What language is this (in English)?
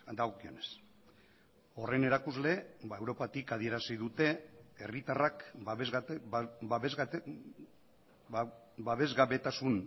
Basque